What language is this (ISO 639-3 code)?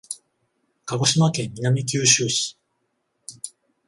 jpn